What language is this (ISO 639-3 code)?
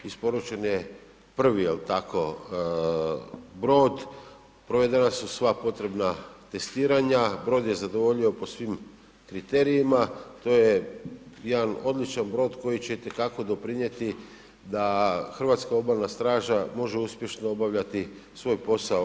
hrv